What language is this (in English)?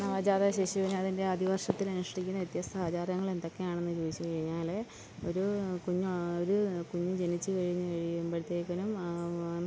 Malayalam